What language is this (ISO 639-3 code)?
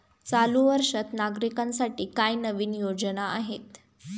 mar